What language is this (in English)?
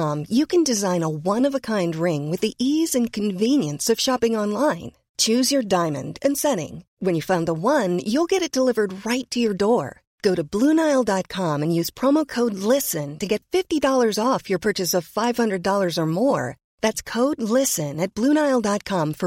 Swedish